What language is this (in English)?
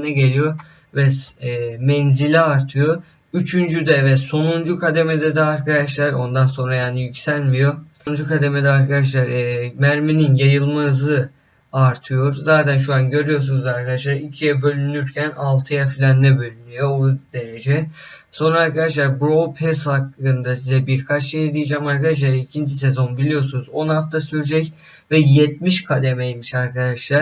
Turkish